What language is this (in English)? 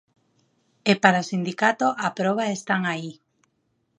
Galician